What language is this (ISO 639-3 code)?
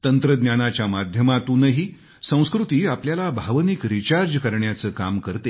mar